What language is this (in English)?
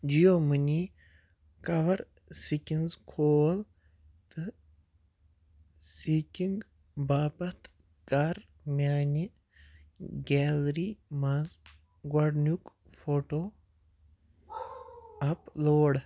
Kashmiri